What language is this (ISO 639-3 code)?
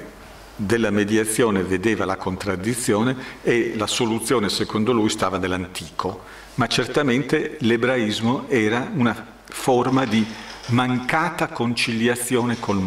ita